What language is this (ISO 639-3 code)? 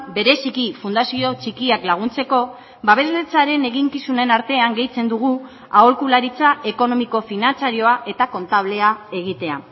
eus